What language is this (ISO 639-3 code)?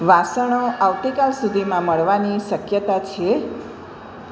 guj